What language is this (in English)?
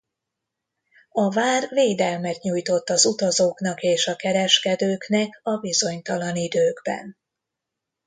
Hungarian